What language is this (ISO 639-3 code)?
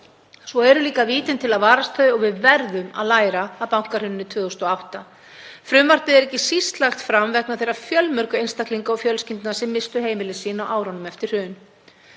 isl